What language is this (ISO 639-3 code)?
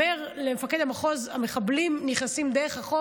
heb